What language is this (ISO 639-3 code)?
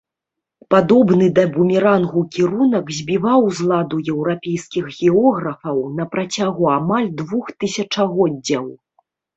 bel